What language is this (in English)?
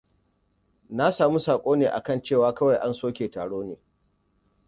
Hausa